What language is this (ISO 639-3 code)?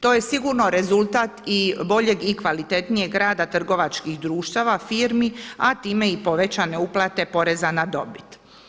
hrv